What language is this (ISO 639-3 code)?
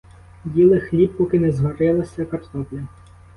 ukr